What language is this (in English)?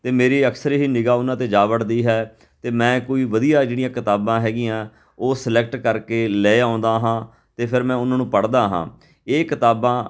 Punjabi